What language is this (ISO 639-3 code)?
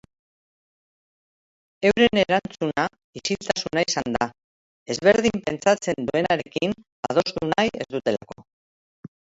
eus